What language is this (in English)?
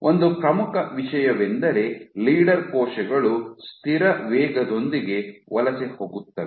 Kannada